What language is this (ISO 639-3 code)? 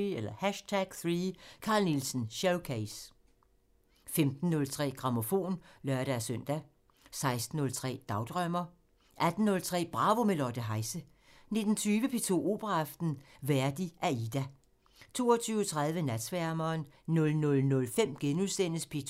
dan